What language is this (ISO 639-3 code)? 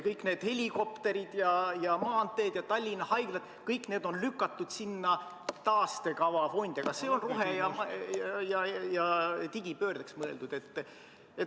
est